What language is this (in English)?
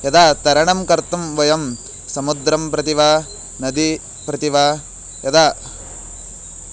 Sanskrit